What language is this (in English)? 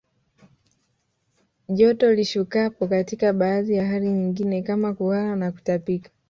Swahili